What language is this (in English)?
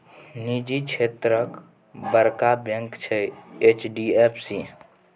Maithili